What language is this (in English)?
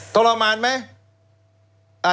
Thai